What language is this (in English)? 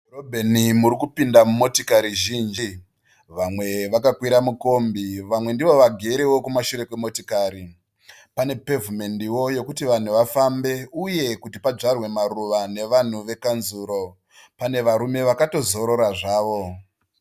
Shona